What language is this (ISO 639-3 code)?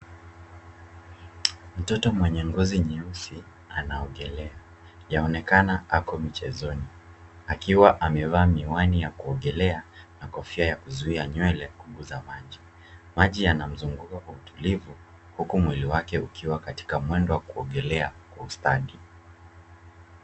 swa